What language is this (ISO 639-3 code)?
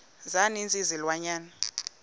xho